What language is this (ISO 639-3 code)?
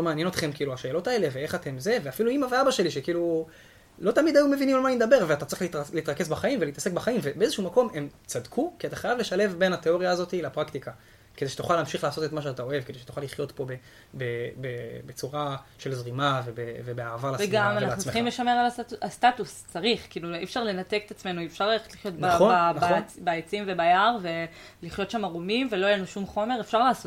heb